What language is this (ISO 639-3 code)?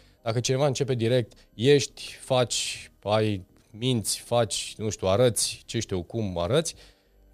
ron